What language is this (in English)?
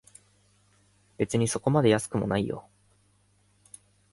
Japanese